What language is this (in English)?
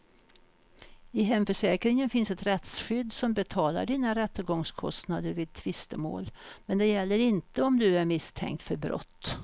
Swedish